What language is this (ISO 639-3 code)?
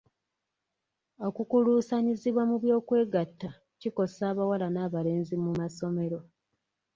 lug